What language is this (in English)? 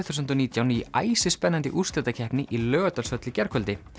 Icelandic